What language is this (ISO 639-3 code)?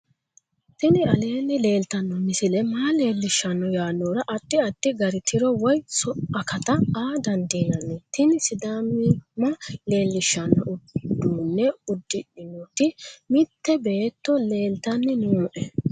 sid